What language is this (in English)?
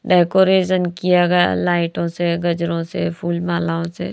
Hindi